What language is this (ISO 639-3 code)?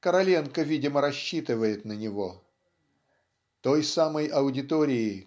rus